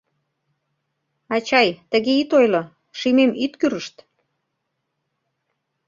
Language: Mari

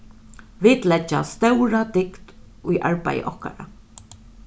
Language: Faroese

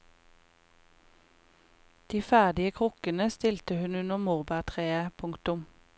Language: Norwegian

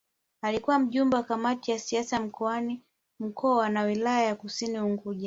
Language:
Swahili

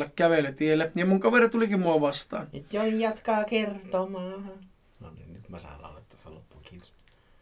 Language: Finnish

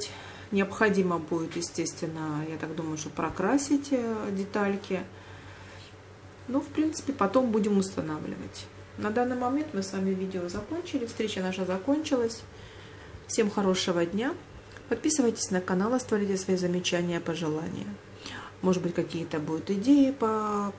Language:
Russian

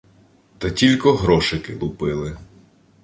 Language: Ukrainian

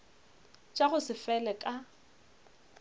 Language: Northern Sotho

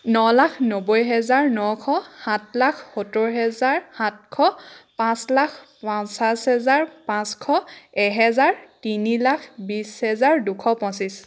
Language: Assamese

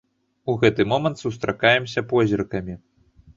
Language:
Belarusian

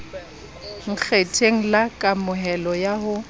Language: Southern Sotho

